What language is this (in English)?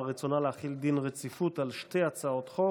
Hebrew